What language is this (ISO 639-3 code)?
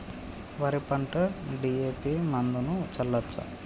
tel